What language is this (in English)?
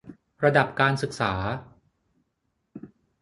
Thai